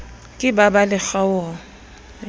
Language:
Southern Sotho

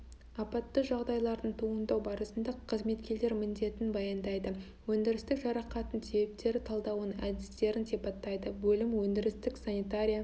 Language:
Kazakh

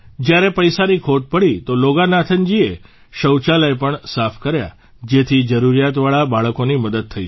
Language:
Gujarati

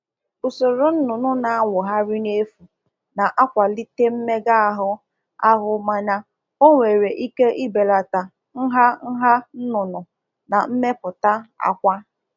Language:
Igbo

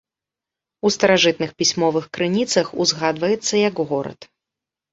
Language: Belarusian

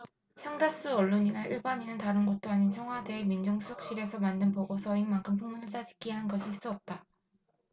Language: Korean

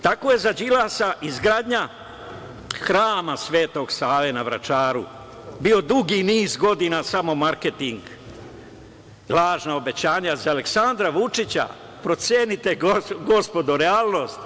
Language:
Serbian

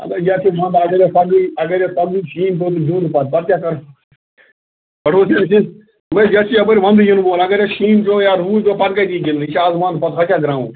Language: Kashmiri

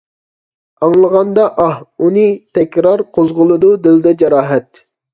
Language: Uyghur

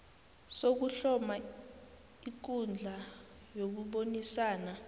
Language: South Ndebele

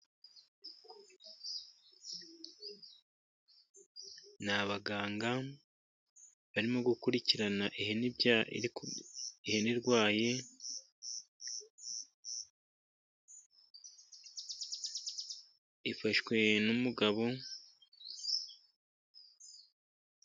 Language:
Kinyarwanda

